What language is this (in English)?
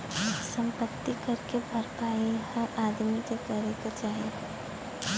Bhojpuri